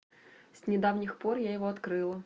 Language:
Russian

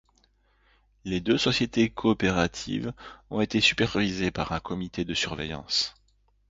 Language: French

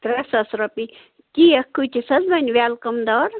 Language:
Kashmiri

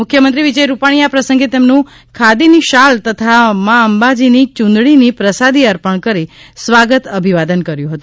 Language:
Gujarati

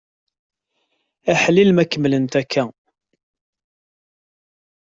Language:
Kabyle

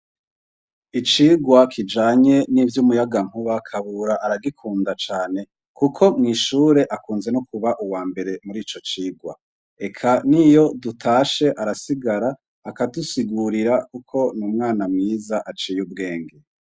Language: Rundi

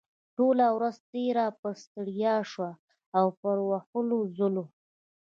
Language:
Pashto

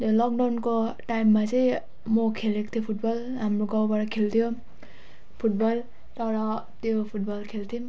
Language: Nepali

